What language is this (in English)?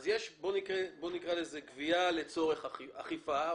Hebrew